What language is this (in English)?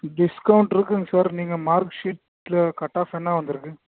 Tamil